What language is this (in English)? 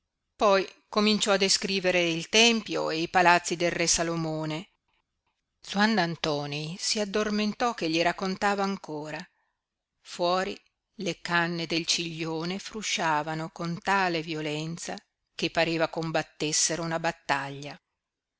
Italian